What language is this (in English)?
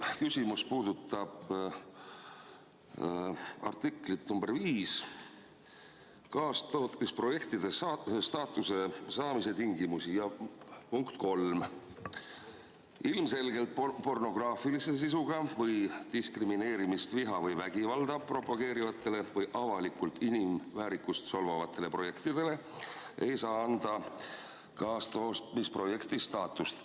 Estonian